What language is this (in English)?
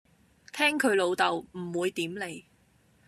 Cantonese